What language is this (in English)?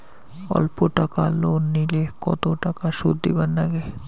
Bangla